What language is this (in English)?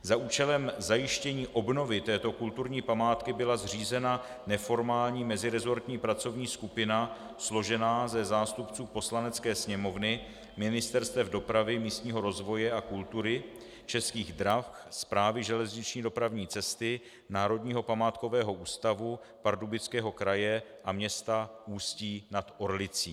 Czech